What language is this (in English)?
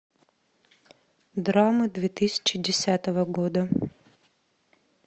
Russian